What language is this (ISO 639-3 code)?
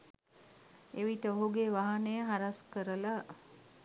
sin